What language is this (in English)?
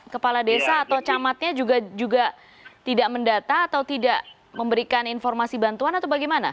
Indonesian